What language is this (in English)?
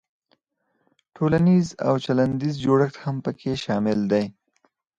Pashto